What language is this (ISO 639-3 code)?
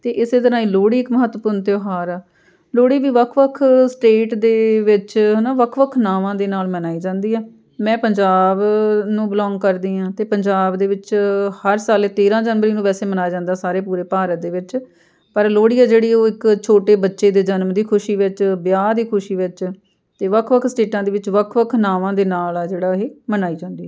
pan